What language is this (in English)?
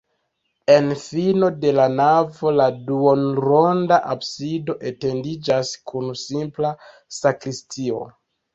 Esperanto